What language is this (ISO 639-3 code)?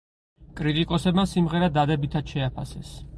kat